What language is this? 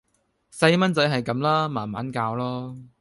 Cantonese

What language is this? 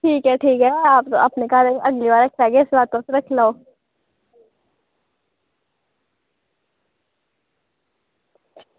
Dogri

